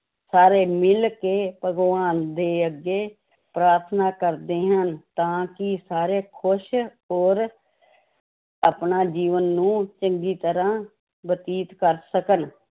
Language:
Punjabi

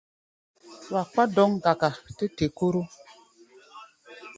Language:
Gbaya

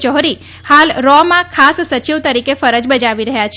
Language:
Gujarati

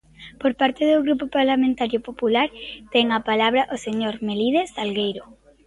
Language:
Galician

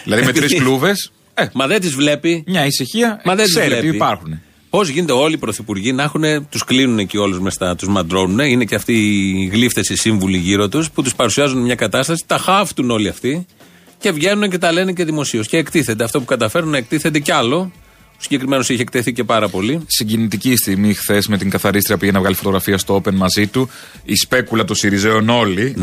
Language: Greek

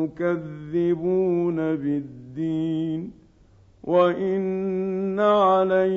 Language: Arabic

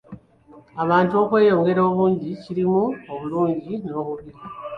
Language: Ganda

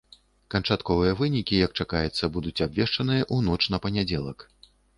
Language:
Belarusian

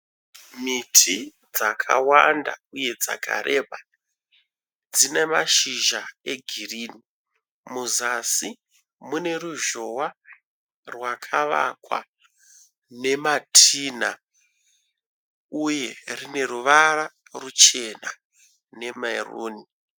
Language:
Shona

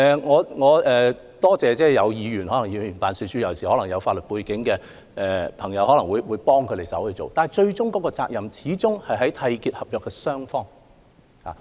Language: Cantonese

